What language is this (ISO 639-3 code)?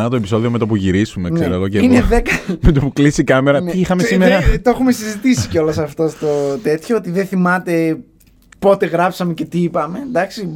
ell